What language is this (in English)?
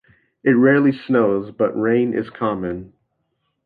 English